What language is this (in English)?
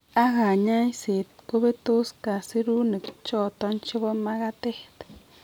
Kalenjin